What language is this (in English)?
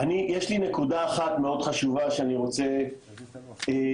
Hebrew